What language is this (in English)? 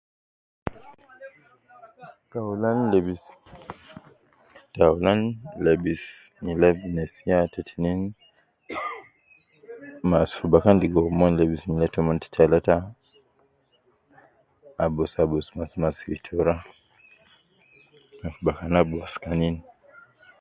Nubi